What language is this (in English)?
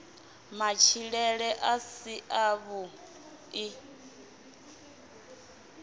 Venda